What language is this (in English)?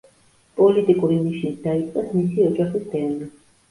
Georgian